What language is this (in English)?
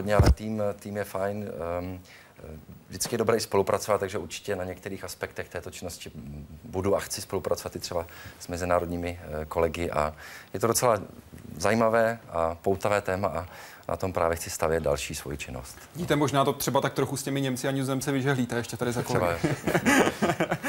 Czech